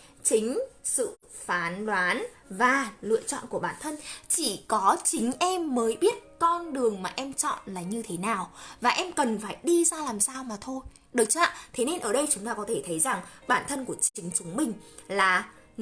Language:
Vietnamese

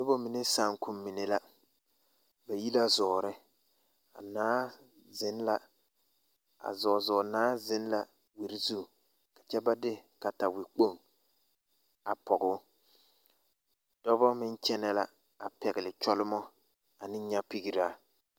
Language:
Southern Dagaare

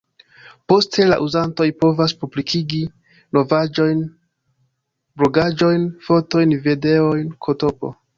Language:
Esperanto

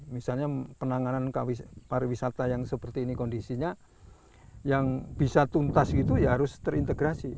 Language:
Indonesian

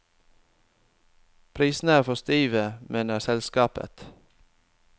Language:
Norwegian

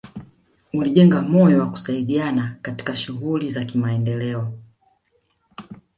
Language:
Swahili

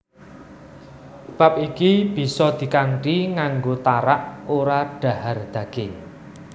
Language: Javanese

